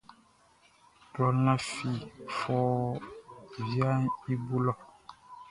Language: Baoulé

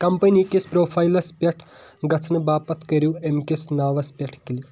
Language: Kashmiri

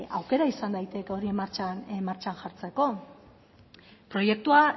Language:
Basque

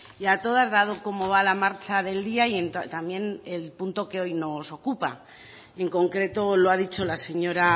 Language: Spanish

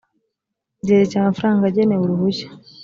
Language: Kinyarwanda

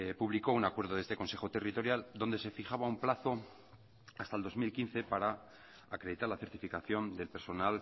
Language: Spanish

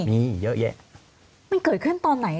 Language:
Thai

